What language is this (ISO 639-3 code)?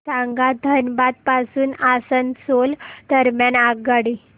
mar